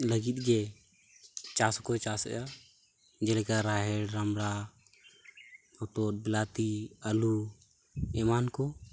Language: Santali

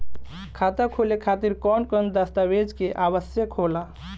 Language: Bhojpuri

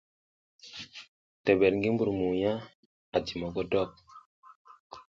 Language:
South Giziga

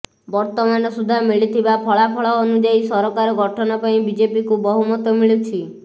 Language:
Odia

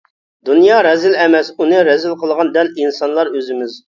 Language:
Uyghur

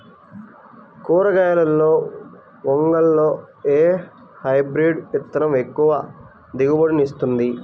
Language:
Telugu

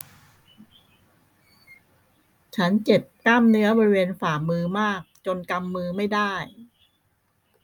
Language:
Thai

